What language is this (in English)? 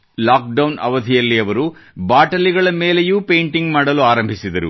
Kannada